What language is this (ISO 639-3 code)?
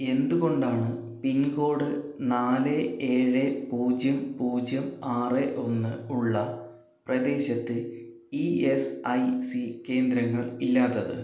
mal